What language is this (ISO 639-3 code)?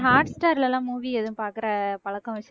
tam